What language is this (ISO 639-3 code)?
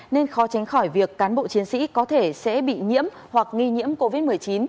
vie